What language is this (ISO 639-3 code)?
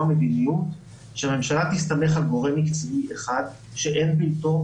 heb